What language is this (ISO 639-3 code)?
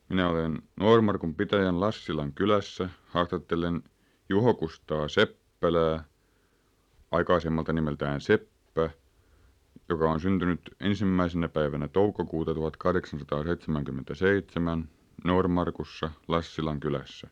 fin